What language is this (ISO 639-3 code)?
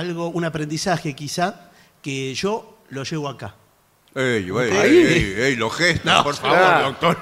spa